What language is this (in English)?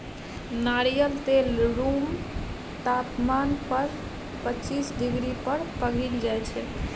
Maithili